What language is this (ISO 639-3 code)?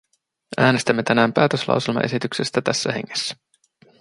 fin